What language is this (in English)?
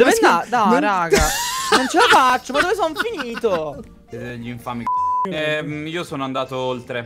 Italian